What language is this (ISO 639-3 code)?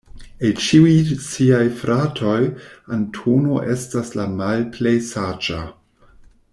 epo